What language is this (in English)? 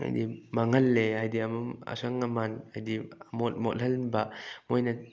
Manipuri